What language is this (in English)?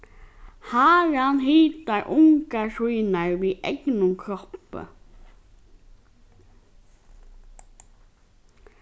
Faroese